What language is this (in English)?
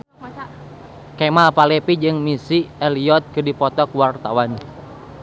Sundanese